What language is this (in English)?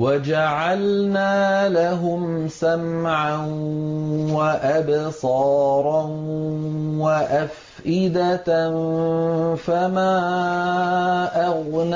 Arabic